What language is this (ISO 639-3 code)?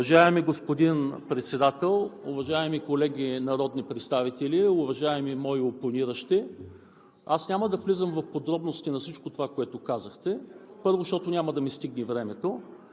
bul